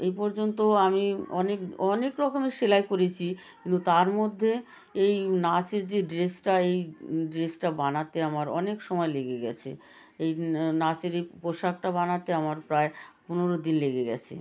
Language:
Bangla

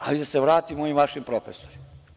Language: Serbian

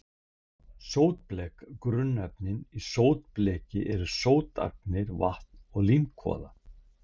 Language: Icelandic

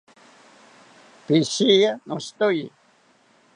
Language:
South Ucayali Ashéninka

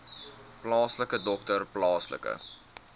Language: Afrikaans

